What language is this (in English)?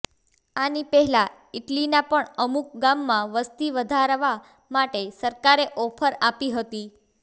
Gujarati